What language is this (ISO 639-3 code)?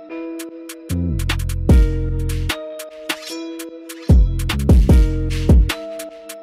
ara